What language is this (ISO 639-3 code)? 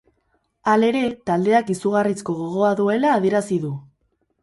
eus